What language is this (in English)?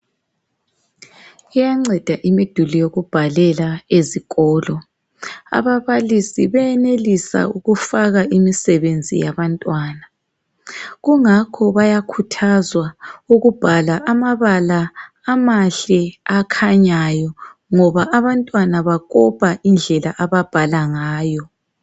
North Ndebele